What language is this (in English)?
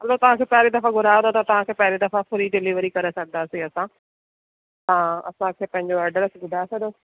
Sindhi